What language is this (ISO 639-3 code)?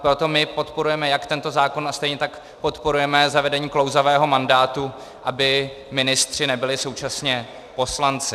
ces